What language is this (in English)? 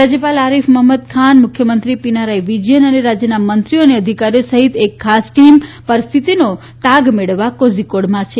Gujarati